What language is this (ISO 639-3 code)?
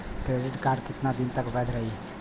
bho